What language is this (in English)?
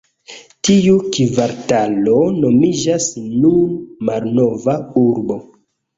Esperanto